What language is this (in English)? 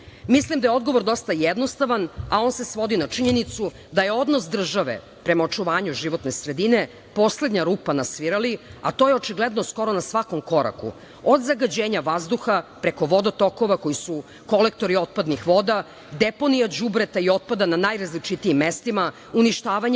Serbian